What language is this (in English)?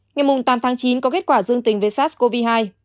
Vietnamese